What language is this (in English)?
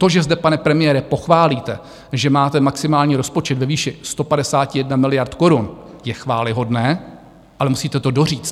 Czech